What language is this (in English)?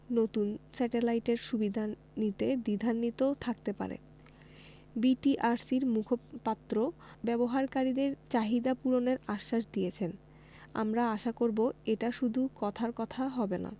Bangla